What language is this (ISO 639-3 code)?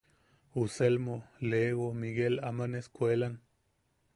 yaq